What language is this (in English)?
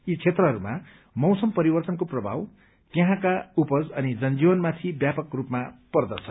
Nepali